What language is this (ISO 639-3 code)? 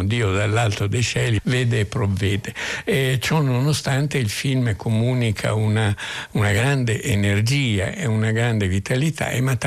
ita